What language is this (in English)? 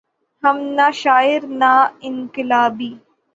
Urdu